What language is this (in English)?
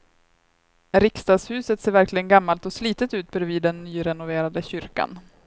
Swedish